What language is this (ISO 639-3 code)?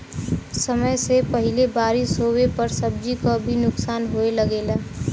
bho